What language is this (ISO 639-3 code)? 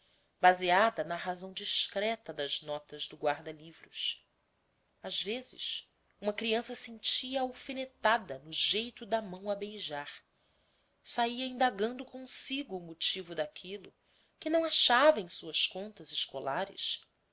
por